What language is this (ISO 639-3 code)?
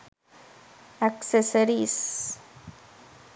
sin